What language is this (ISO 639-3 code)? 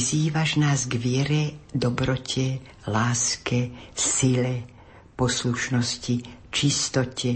slk